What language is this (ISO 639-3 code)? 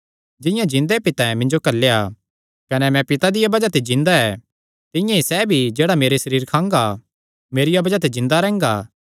xnr